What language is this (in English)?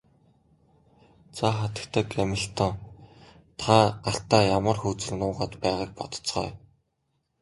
Mongolian